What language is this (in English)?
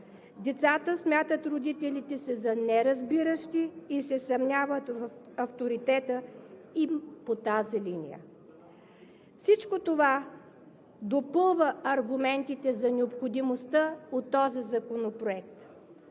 Bulgarian